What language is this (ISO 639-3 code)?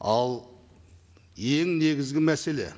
kaz